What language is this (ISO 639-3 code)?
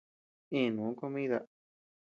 cux